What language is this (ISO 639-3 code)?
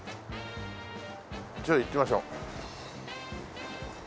jpn